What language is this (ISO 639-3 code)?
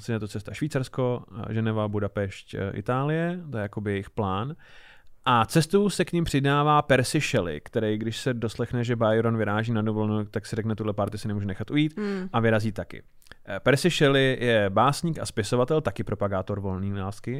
ces